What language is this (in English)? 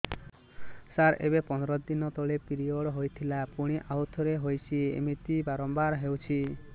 Odia